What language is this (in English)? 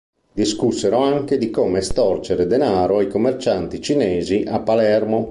Italian